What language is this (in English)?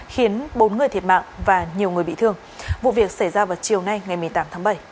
Vietnamese